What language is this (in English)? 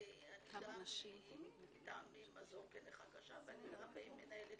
Hebrew